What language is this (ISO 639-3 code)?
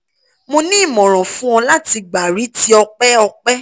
yor